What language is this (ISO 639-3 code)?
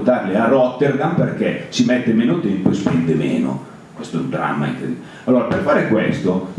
ita